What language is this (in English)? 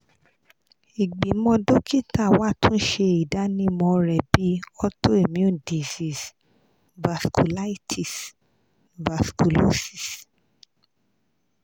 Yoruba